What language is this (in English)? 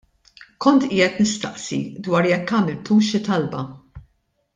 Maltese